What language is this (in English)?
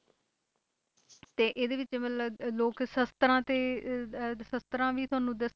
Punjabi